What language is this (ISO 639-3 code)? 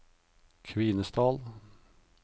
nor